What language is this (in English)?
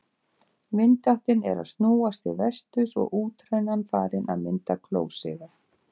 Icelandic